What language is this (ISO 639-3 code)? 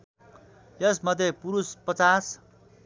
nep